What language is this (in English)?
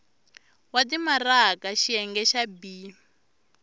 Tsonga